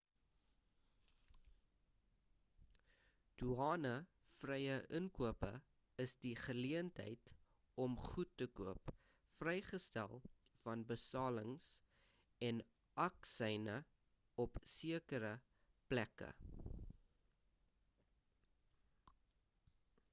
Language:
Afrikaans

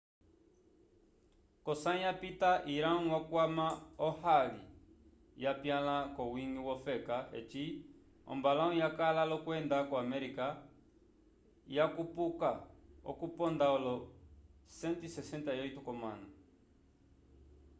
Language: Umbundu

